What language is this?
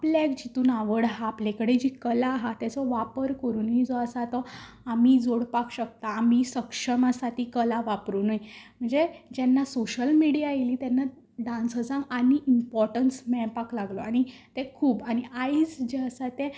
Konkani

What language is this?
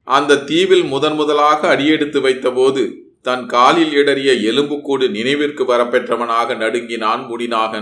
Tamil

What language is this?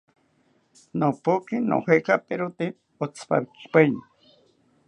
South Ucayali Ashéninka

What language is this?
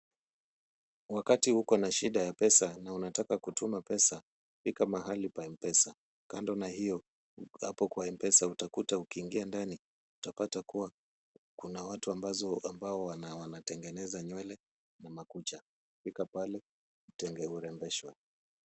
Swahili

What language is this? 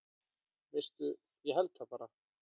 Icelandic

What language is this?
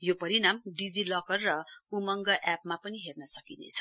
Nepali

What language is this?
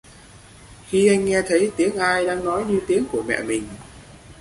Vietnamese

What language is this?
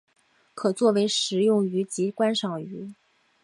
Chinese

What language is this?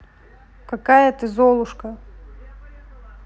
Russian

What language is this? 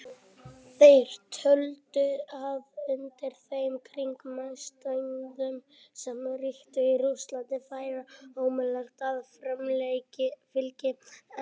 Icelandic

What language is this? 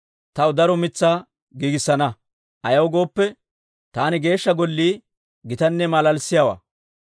Dawro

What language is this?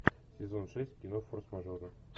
Russian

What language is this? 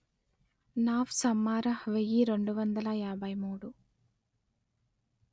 Telugu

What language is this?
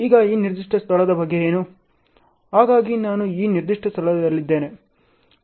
Kannada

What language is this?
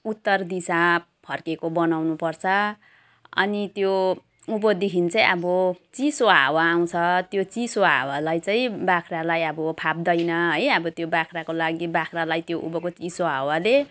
Nepali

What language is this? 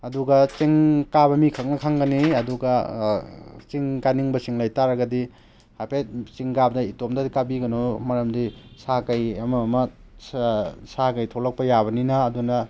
Manipuri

